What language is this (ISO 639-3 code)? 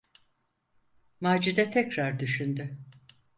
tur